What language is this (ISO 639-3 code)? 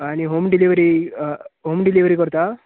kok